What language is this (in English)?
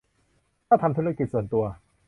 Thai